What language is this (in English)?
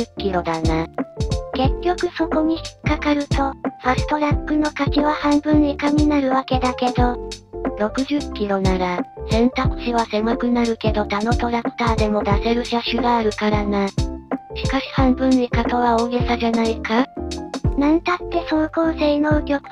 Japanese